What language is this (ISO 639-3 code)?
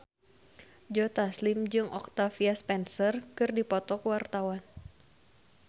sun